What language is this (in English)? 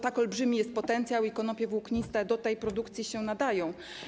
Polish